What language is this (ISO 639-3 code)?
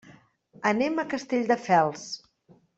cat